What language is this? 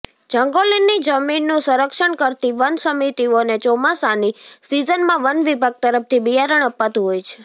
Gujarati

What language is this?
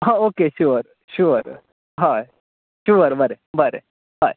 Konkani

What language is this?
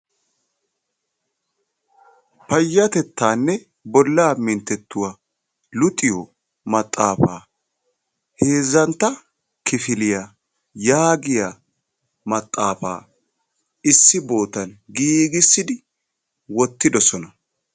Wolaytta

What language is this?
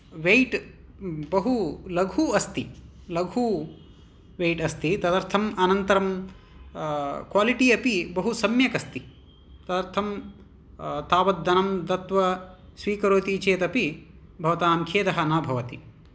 Sanskrit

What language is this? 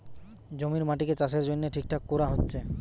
Bangla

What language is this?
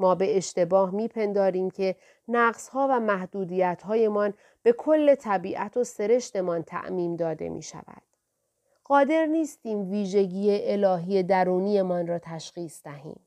Persian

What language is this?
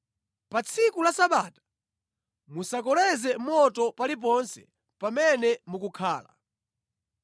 Nyanja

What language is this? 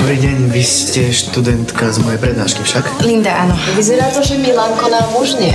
Polish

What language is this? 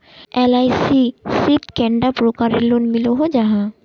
Magahi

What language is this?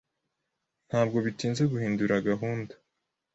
Kinyarwanda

